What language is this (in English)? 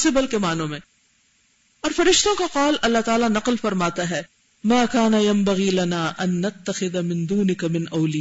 Urdu